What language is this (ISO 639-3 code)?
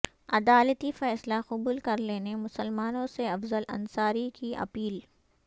urd